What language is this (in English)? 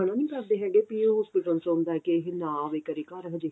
Punjabi